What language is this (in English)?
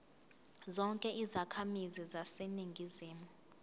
Zulu